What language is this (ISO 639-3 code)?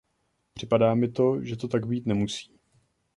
ces